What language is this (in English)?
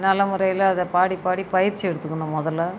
Tamil